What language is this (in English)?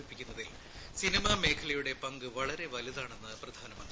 Malayalam